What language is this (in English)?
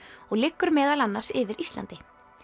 Icelandic